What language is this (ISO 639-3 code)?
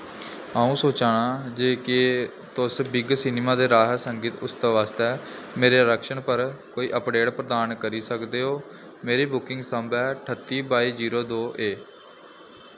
doi